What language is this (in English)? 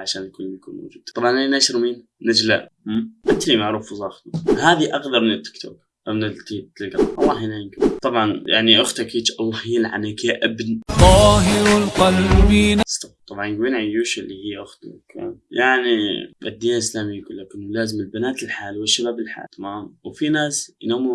Arabic